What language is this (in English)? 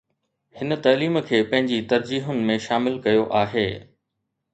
Sindhi